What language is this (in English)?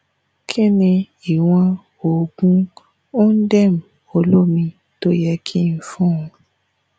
Yoruba